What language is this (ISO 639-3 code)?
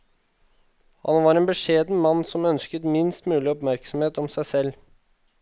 nor